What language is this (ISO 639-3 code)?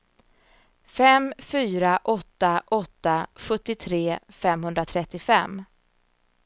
swe